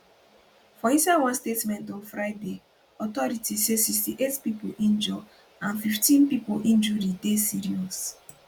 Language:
Nigerian Pidgin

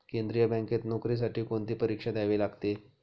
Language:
Marathi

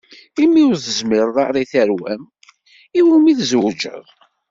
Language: Kabyle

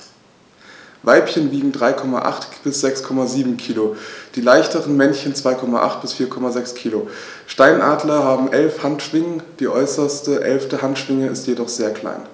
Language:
German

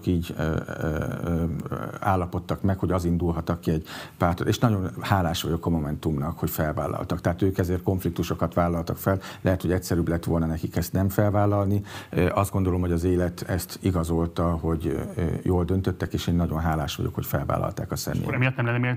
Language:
Hungarian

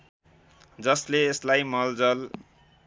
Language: Nepali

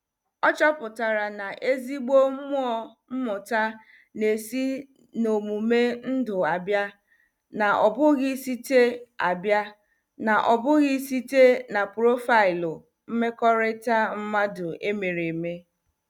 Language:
Igbo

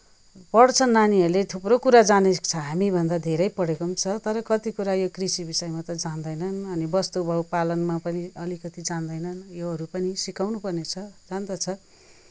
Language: Nepali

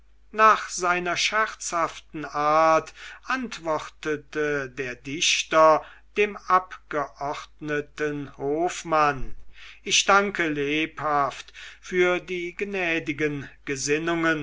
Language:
German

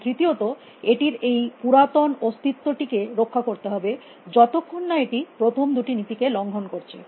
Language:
Bangla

